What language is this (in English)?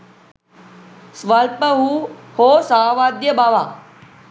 Sinhala